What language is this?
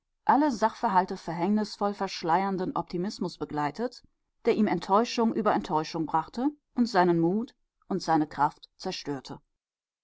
German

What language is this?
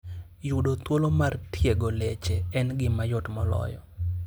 Luo (Kenya and Tanzania)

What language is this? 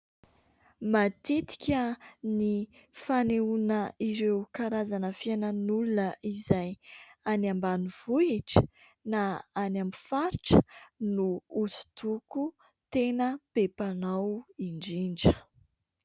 Malagasy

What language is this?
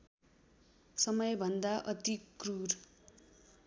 Nepali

